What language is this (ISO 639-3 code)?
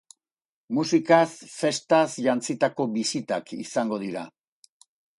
eus